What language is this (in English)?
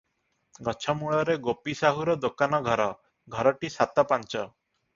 Odia